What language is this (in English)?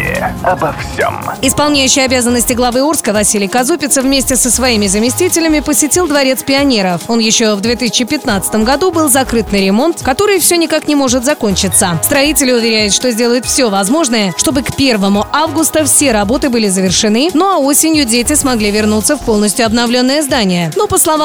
Russian